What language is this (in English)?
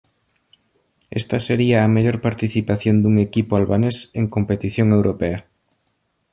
Galician